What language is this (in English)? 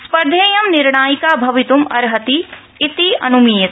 Sanskrit